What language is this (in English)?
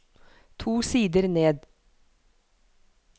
Norwegian